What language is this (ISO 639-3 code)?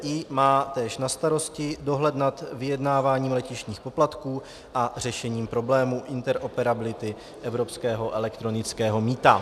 ces